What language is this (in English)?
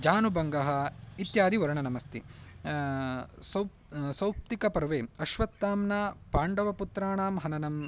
Sanskrit